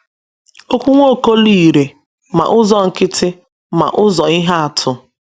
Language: Igbo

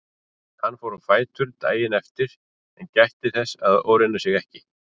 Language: Icelandic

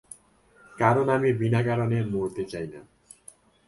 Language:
Bangla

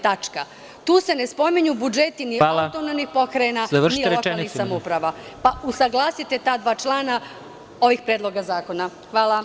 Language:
Serbian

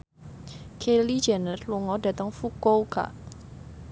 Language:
Javanese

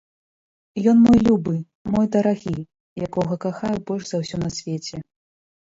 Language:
Belarusian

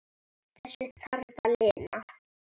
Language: Icelandic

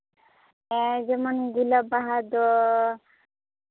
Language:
Santali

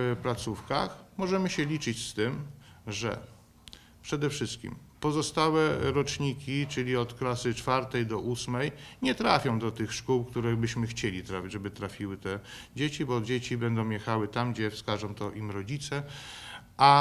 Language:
Polish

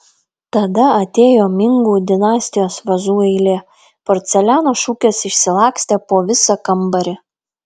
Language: Lithuanian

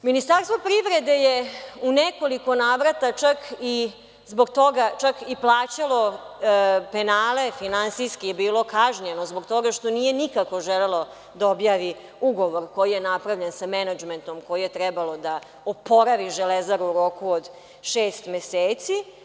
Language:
Serbian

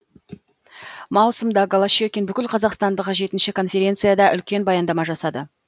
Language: Kazakh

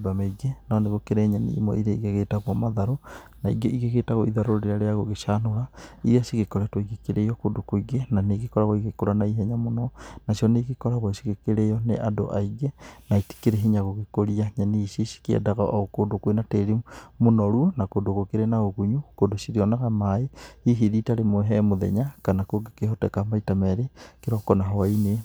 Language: Kikuyu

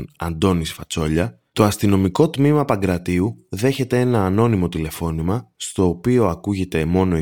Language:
Greek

